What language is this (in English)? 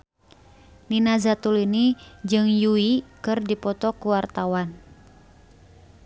Sundanese